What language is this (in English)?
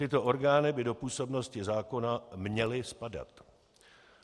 Czech